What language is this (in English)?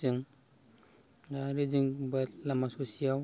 Bodo